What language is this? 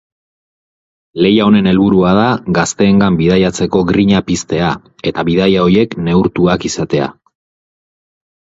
Basque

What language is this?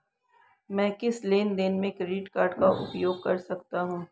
Hindi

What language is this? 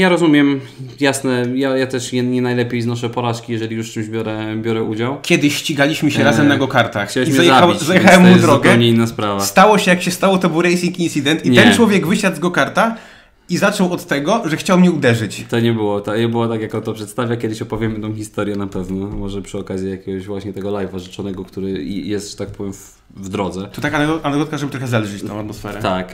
Polish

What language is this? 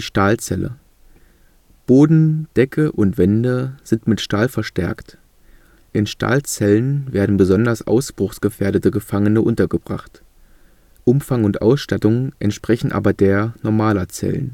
German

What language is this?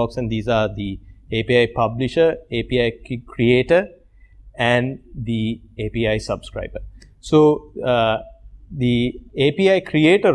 English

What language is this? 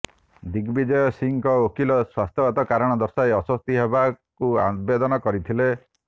Odia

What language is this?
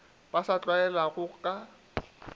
Northern Sotho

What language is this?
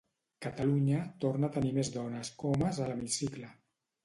Catalan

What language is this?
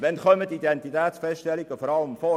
Swiss German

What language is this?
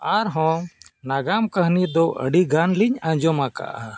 Santali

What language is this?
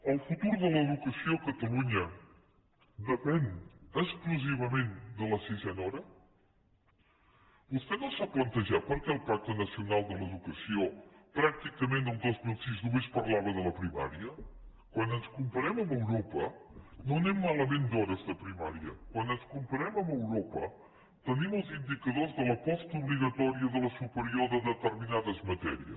Catalan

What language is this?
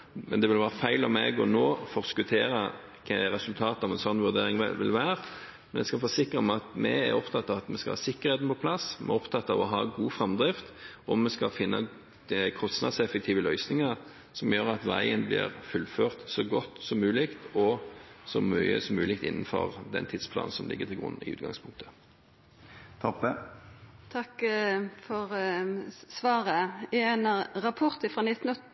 Norwegian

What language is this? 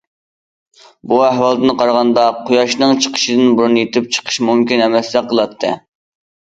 Uyghur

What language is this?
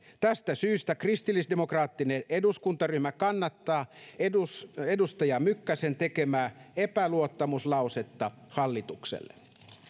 Finnish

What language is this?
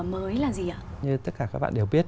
Vietnamese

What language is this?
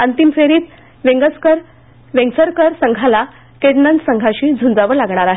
Marathi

